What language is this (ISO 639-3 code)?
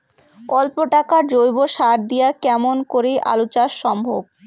ben